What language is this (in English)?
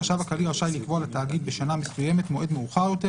Hebrew